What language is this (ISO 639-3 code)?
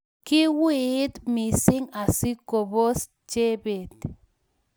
kln